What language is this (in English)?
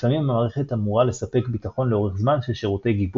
Hebrew